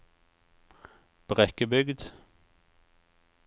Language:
Norwegian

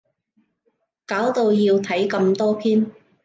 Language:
Cantonese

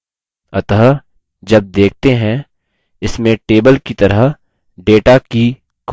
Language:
Hindi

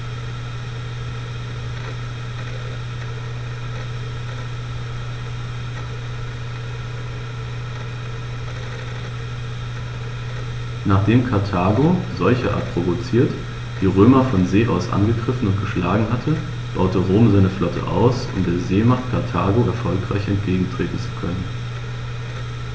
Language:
German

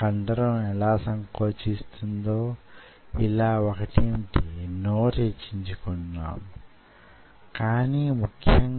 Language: Telugu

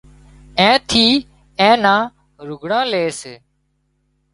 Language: Wadiyara Koli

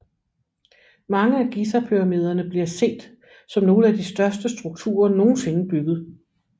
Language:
Danish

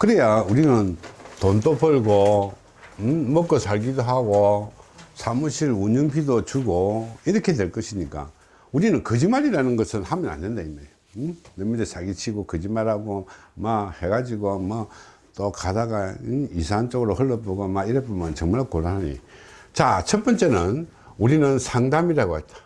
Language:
Korean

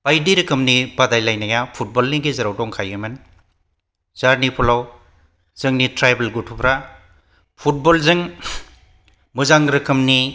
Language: Bodo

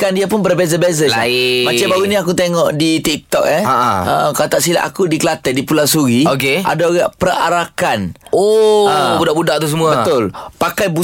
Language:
Malay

